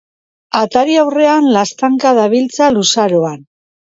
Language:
Basque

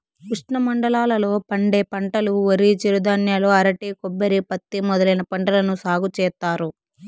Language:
Telugu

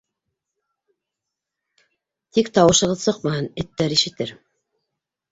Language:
Bashkir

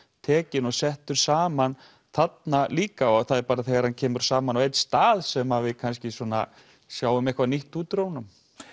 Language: Icelandic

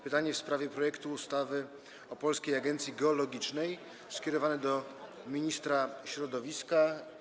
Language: Polish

